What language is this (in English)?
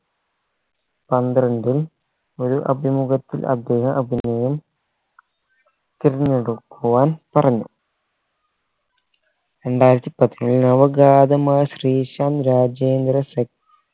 Malayalam